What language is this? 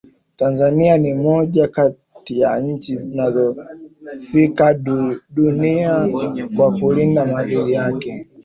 Swahili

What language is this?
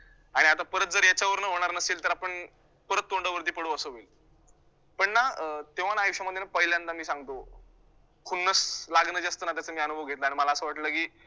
Marathi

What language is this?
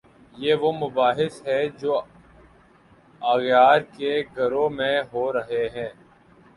Urdu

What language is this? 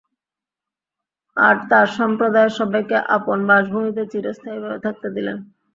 Bangla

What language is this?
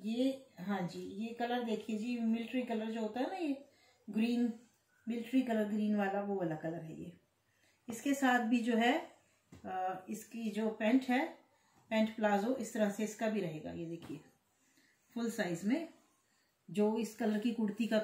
Hindi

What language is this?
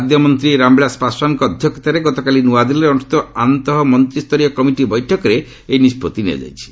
Odia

